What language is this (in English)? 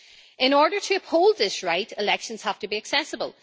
English